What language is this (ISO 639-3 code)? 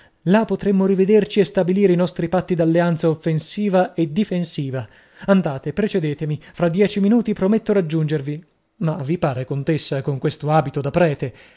ita